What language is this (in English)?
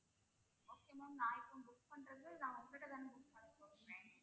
Tamil